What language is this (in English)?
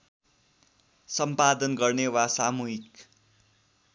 Nepali